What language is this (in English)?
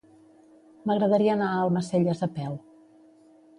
Catalan